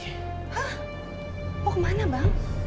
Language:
Indonesian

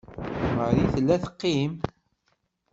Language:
Kabyle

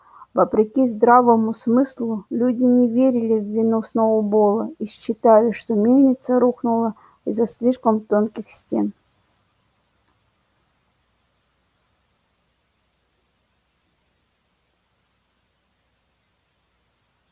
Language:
Russian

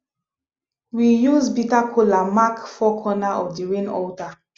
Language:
Nigerian Pidgin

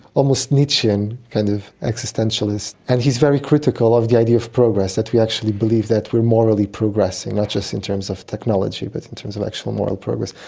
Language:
English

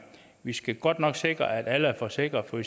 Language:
Danish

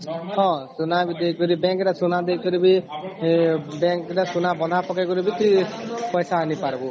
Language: Odia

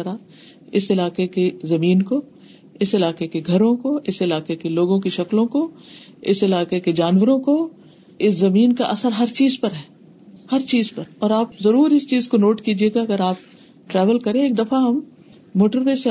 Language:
Urdu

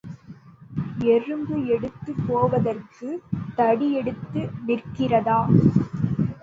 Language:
Tamil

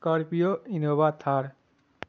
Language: Urdu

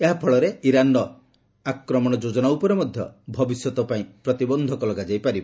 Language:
Odia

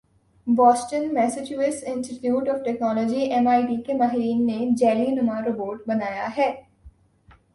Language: Urdu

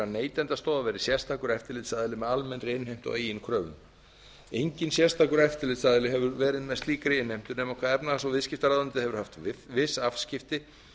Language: Icelandic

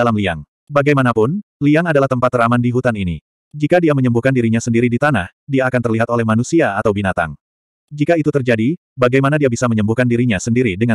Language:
Indonesian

